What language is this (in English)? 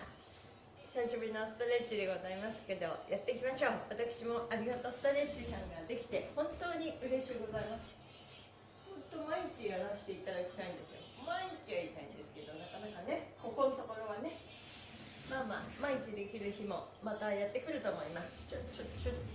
Japanese